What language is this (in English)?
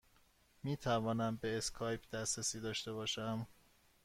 Persian